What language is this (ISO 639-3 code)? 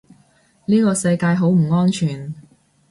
yue